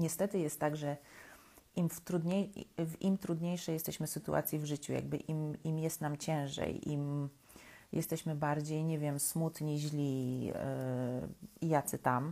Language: Polish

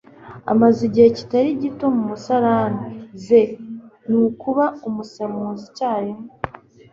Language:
Kinyarwanda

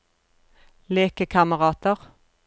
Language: Norwegian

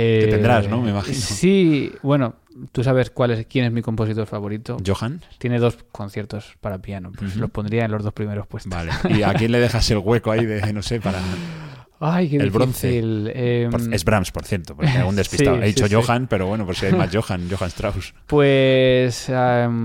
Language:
Spanish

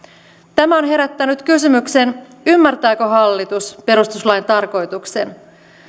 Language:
Finnish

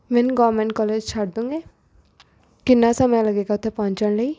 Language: Punjabi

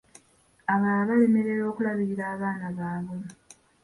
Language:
Ganda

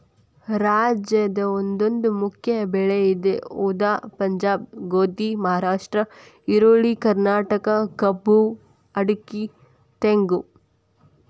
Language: Kannada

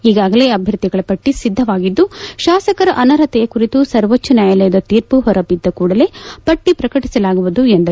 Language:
Kannada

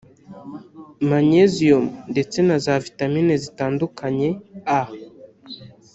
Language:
Kinyarwanda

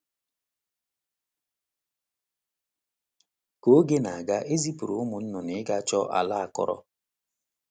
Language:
Igbo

